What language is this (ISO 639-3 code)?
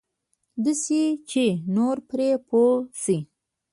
pus